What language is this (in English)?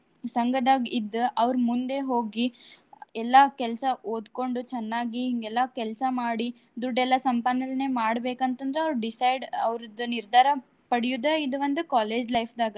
Kannada